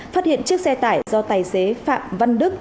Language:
Vietnamese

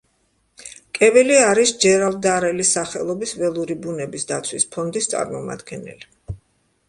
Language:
Georgian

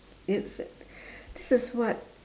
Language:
English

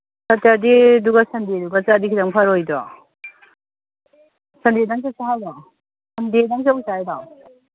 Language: Manipuri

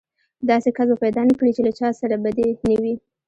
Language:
Pashto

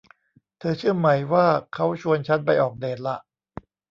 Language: Thai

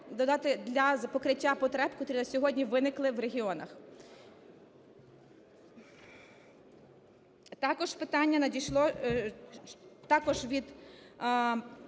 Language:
Ukrainian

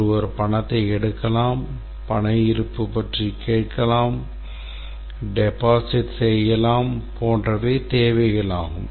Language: Tamil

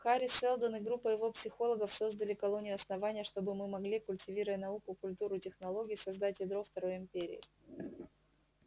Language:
Russian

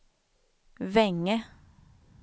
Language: Swedish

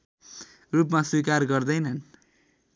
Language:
Nepali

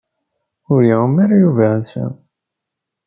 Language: Kabyle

